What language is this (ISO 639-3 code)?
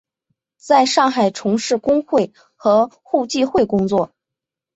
zho